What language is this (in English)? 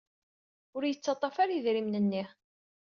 Kabyle